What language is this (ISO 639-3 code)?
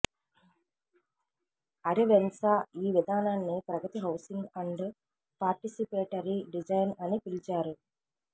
tel